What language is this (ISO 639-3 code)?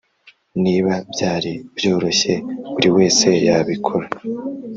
kin